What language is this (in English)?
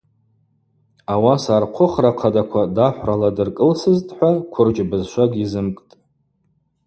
Abaza